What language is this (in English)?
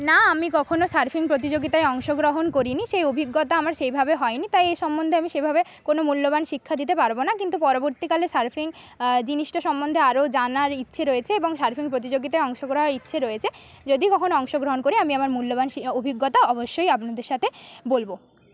Bangla